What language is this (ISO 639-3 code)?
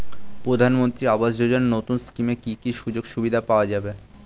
ben